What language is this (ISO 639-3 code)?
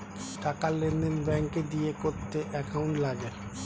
ben